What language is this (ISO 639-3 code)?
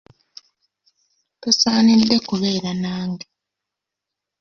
lug